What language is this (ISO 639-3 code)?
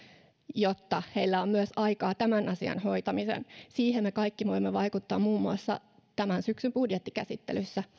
fin